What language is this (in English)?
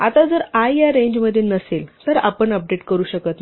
Marathi